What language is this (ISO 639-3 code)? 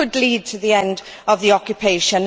eng